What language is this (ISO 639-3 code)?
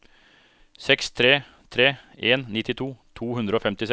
nor